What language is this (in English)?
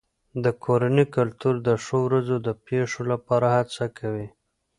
Pashto